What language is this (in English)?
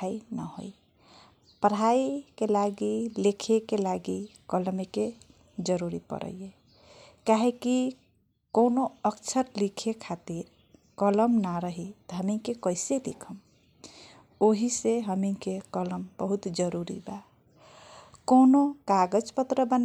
Kochila Tharu